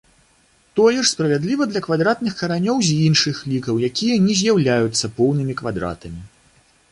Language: Belarusian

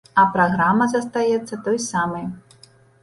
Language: Belarusian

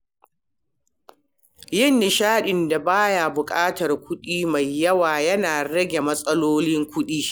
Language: Hausa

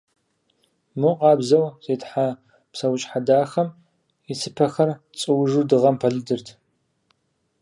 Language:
Kabardian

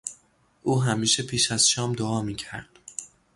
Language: Persian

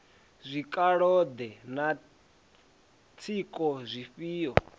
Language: Venda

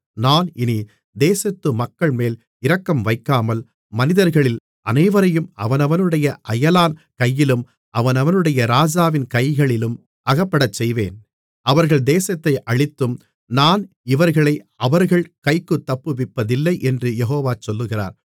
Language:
Tamil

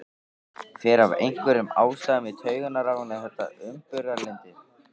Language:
Icelandic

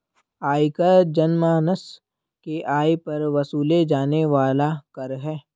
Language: Hindi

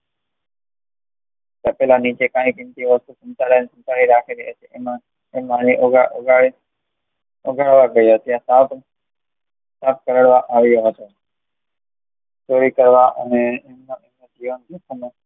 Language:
Gujarati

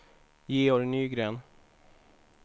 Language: Swedish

